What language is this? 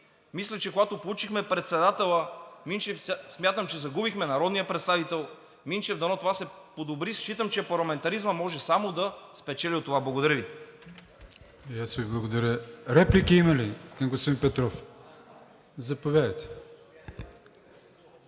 Bulgarian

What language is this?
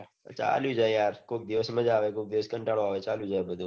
Gujarati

